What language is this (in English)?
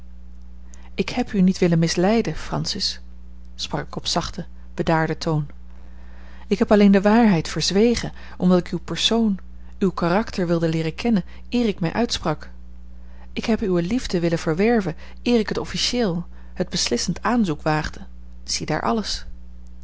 Dutch